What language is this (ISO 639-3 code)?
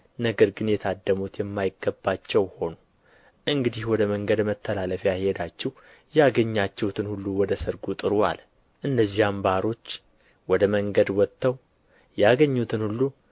amh